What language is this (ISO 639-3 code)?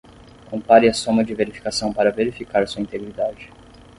por